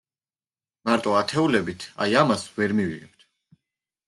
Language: Georgian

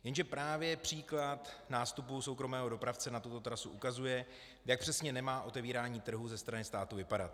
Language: Czech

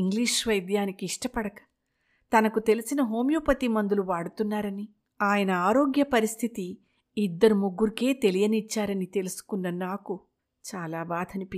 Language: Telugu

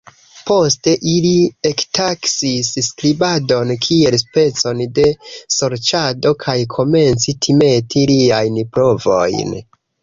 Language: Esperanto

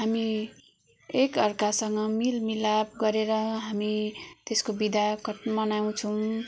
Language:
Nepali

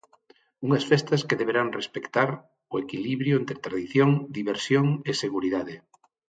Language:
Galician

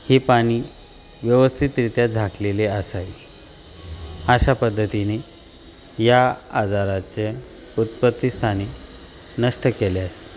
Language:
Marathi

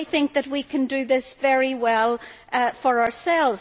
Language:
English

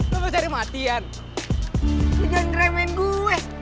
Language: Indonesian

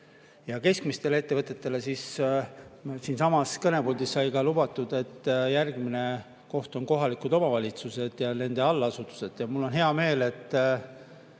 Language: Estonian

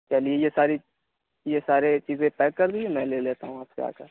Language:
Urdu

